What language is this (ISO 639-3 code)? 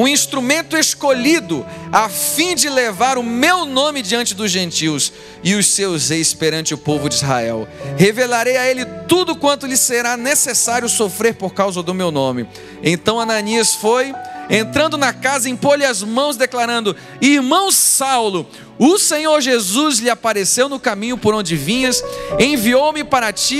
por